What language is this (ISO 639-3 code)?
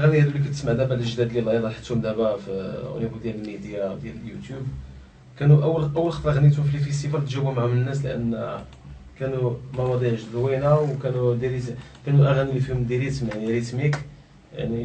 ara